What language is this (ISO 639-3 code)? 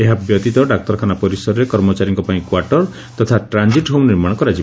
ori